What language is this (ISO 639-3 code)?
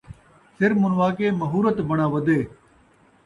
skr